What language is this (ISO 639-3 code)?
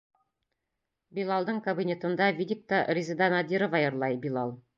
bak